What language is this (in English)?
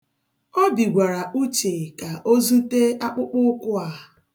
Igbo